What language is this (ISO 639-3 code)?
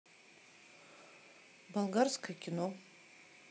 rus